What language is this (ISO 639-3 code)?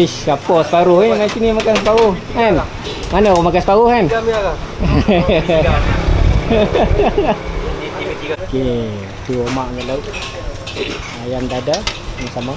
msa